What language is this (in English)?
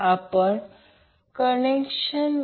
Marathi